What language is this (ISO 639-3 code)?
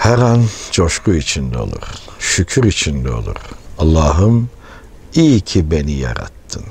tur